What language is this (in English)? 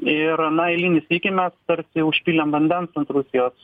Lithuanian